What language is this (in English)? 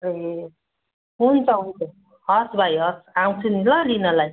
Nepali